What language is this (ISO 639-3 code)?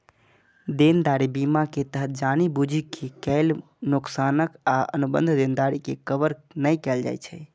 mai